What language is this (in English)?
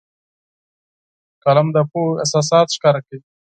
Pashto